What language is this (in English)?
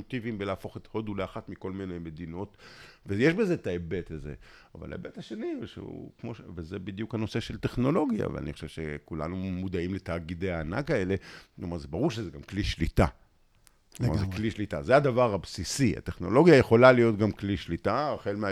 Hebrew